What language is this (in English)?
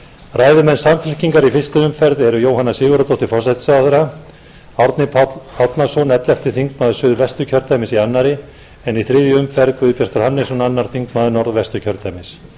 Icelandic